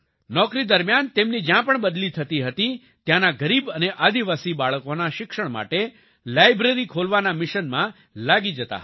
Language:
Gujarati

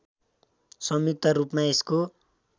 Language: Nepali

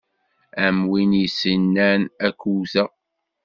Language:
Kabyle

